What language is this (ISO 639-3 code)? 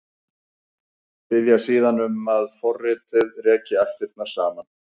isl